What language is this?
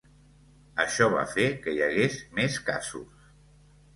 Catalan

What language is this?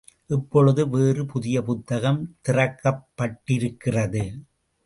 Tamil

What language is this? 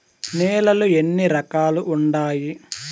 Telugu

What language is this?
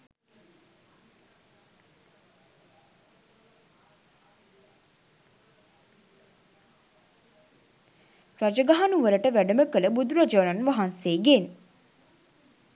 Sinhala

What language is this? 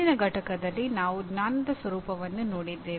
Kannada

